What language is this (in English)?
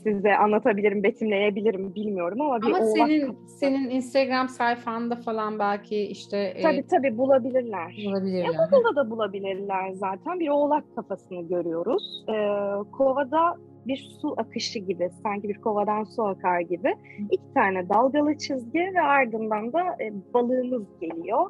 Turkish